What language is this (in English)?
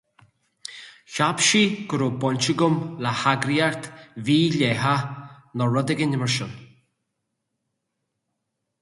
Irish